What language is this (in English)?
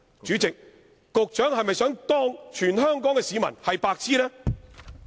Cantonese